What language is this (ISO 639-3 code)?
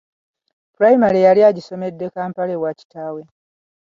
lug